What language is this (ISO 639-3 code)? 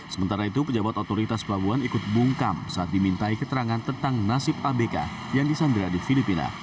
ind